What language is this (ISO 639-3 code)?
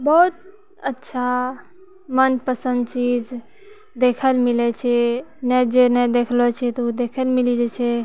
mai